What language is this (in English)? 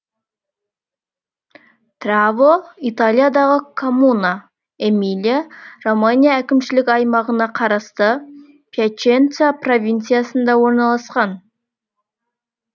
Kazakh